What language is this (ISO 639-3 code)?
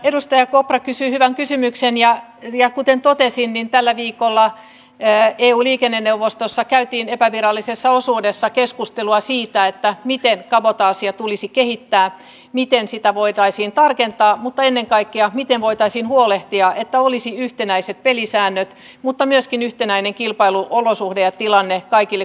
fin